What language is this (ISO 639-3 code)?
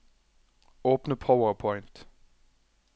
nor